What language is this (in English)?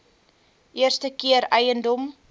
Afrikaans